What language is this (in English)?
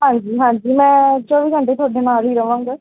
Punjabi